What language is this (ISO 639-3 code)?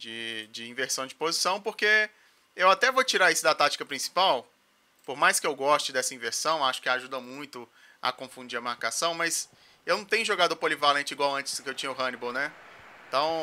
por